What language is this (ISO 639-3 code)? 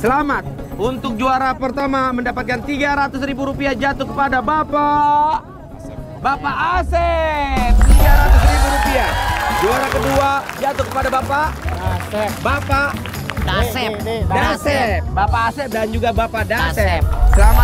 ind